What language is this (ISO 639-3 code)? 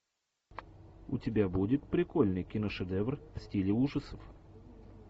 rus